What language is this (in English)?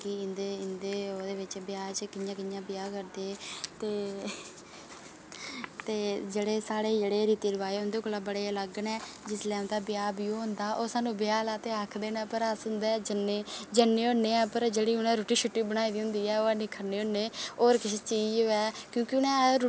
Dogri